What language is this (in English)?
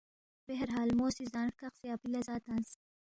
Balti